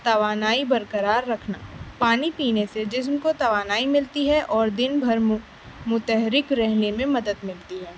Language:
Urdu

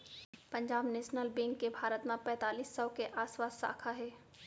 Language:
Chhattisgarhi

